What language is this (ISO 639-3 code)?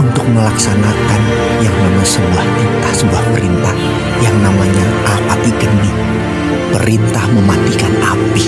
ind